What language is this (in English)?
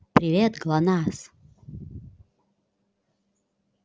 Russian